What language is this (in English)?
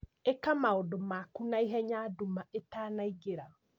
Kikuyu